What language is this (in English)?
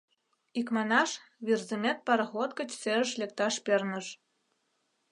Mari